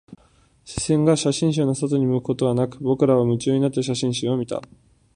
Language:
Japanese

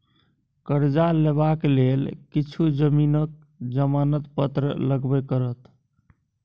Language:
Maithili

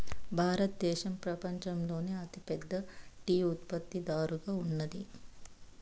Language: Telugu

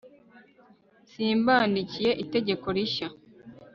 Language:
Kinyarwanda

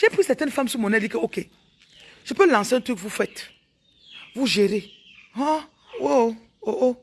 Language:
French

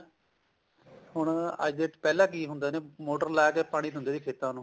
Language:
Punjabi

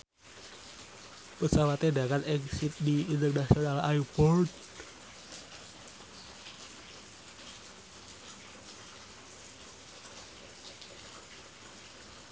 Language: Javanese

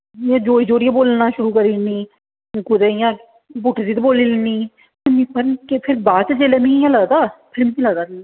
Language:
Dogri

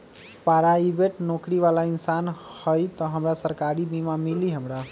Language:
Magahi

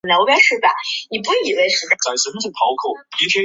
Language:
Chinese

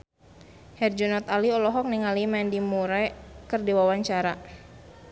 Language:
Sundanese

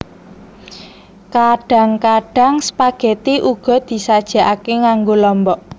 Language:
Javanese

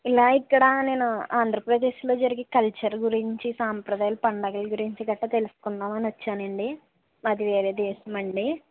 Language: Telugu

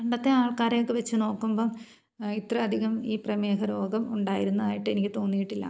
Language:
Malayalam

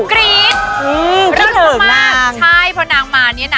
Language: Thai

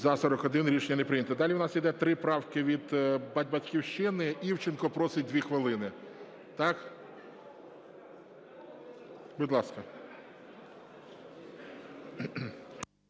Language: Ukrainian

